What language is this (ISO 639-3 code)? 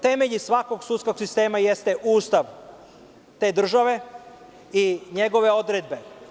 srp